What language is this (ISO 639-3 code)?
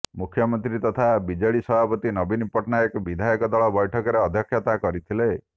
ori